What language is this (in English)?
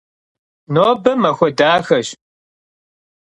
Kabardian